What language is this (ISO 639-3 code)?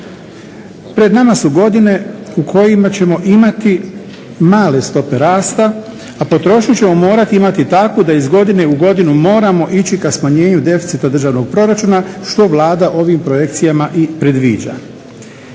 hrv